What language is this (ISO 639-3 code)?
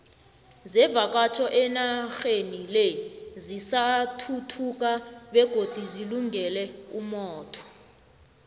nbl